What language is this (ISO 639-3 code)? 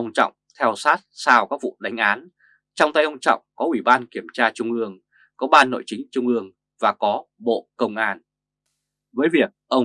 vie